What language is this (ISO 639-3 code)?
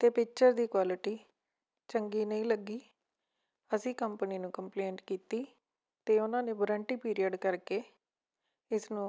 pan